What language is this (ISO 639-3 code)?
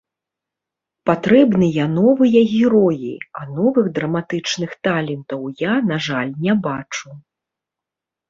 bel